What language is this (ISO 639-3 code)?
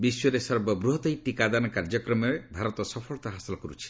ori